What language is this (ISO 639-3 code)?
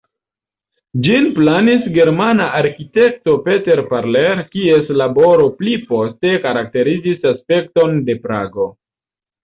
epo